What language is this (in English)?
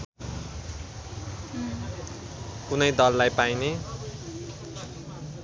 Nepali